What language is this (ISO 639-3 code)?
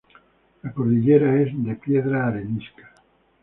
spa